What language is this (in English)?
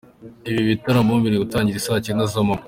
Kinyarwanda